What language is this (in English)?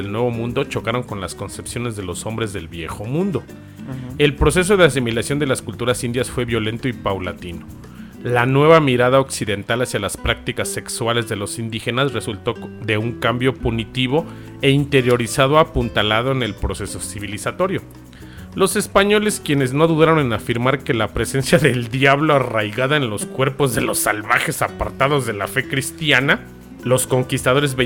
Spanish